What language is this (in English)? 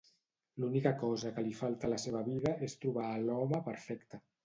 Catalan